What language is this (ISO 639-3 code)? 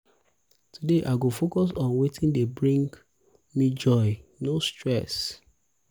pcm